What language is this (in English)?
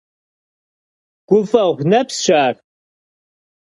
Kabardian